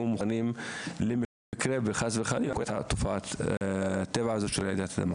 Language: Hebrew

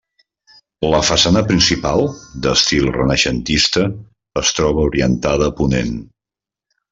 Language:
Catalan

